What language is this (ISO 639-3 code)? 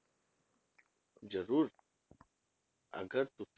pan